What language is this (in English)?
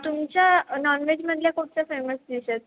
Marathi